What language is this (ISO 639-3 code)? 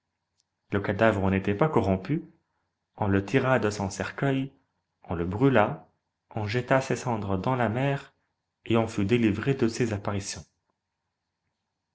fra